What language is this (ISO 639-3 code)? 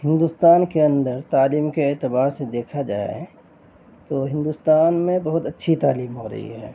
urd